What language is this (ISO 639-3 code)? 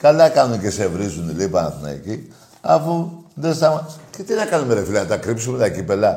ell